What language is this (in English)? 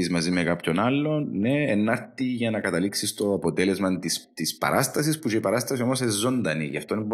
Greek